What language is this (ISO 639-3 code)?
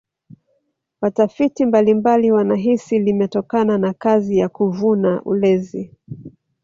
swa